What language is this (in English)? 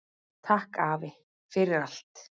Icelandic